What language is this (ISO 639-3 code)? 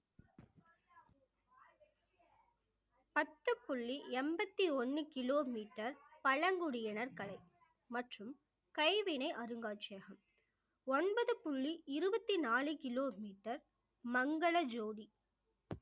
tam